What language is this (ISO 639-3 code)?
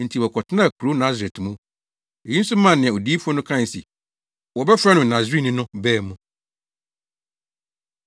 aka